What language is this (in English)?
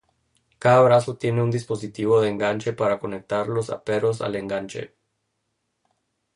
Spanish